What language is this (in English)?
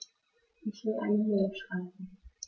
German